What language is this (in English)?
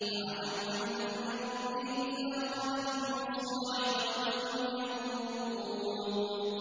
Arabic